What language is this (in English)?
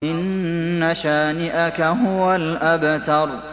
Arabic